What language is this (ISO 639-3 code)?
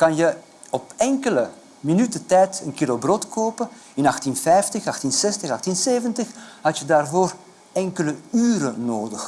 nld